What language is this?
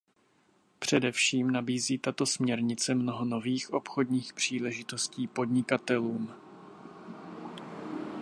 Czech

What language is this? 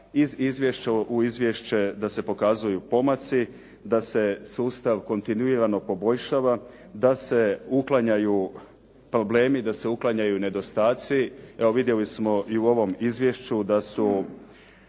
Croatian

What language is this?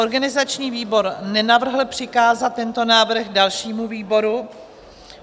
Czech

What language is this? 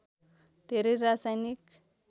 Nepali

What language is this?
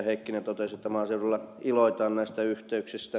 Finnish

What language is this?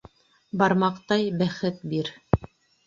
Bashkir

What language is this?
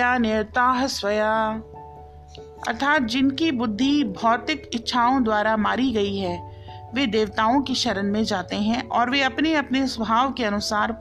Hindi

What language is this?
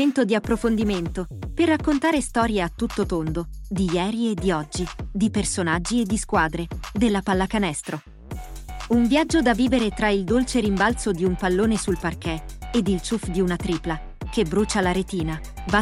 Italian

